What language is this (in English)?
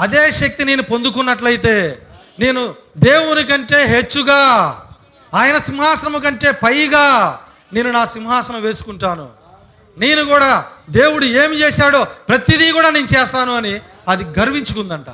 Telugu